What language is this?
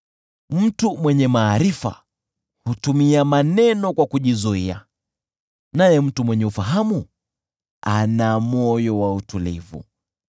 Swahili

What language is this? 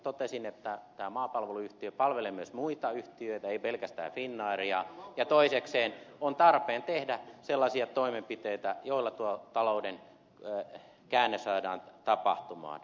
Finnish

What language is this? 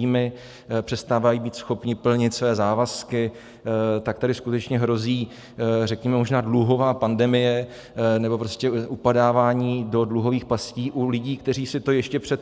Czech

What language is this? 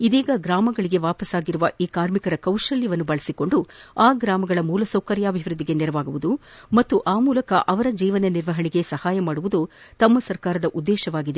Kannada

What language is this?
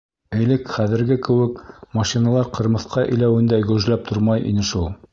Bashkir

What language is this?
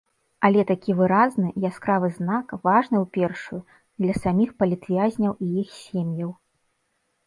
Belarusian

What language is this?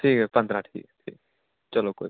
Dogri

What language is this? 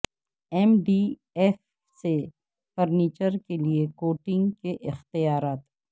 Urdu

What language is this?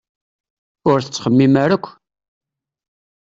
Kabyle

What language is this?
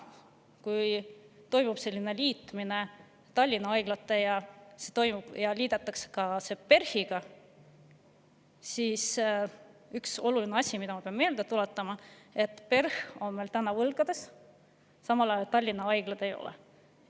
Estonian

